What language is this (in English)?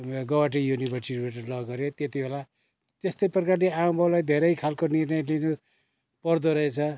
Nepali